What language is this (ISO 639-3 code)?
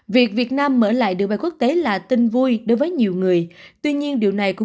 vie